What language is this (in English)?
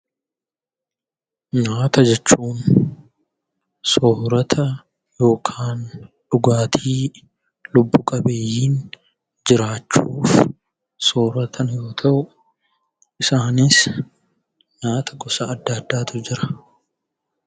Oromo